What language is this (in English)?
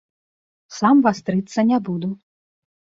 Belarusian